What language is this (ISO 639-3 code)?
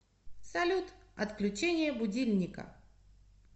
rus